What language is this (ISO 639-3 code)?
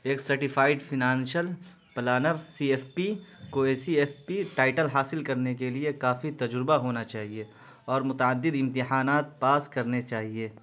urd